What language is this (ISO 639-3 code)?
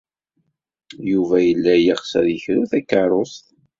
kab